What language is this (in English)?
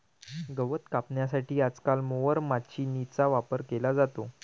Marathi